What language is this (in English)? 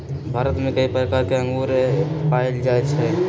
Magahi